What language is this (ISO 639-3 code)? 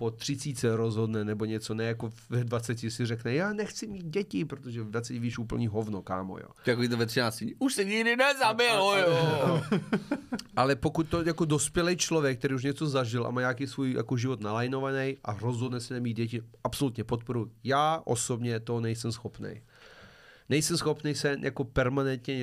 ces